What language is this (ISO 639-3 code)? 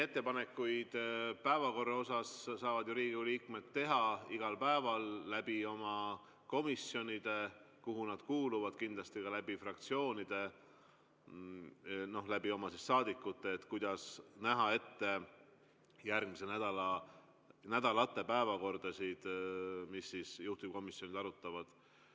est